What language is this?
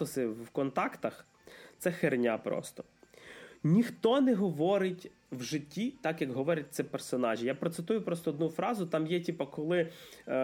Ukrainian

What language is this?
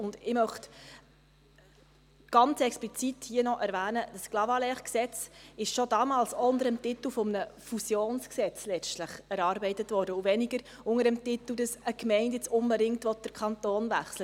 Swiss German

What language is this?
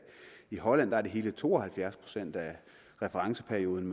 Danish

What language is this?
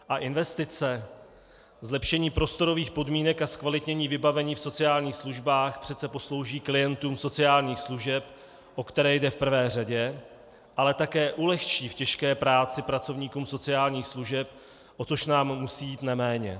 Czech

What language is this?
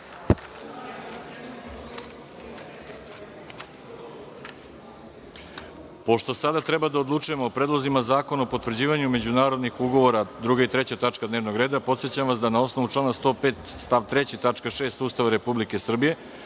Serbian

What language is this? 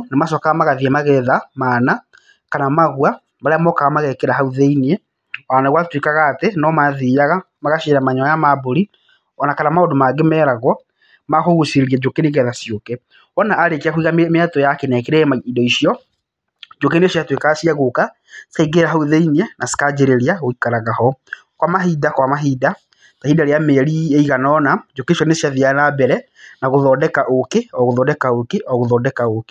Kikuyu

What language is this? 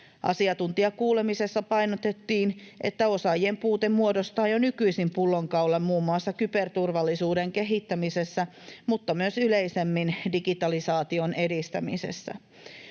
Finnish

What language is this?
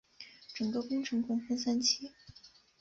Chinese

